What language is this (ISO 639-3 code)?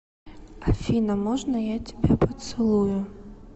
rus